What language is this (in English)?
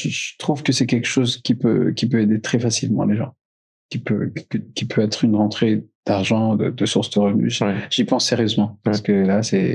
French